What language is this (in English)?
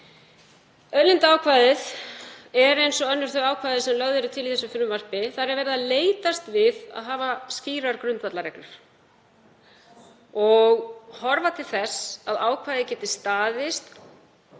Icelandic